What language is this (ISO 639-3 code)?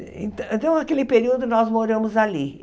por